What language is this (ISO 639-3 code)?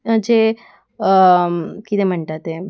kok